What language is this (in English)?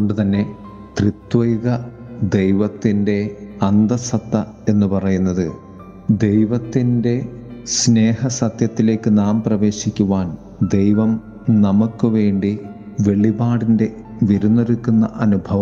Malayalam